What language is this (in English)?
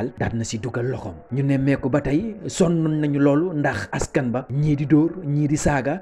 Indonesian